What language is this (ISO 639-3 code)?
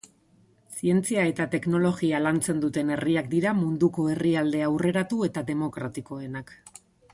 eus